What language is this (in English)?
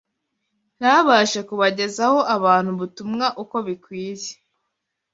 Kinyarwanda